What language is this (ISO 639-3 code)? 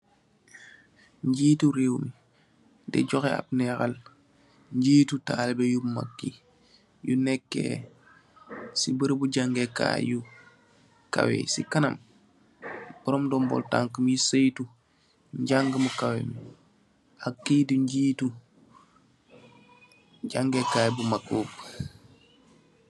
wol